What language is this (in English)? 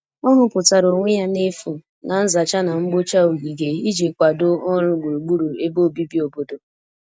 Igbo